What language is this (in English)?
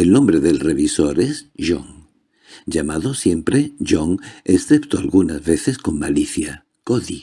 Spanish